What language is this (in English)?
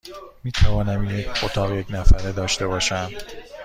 Persian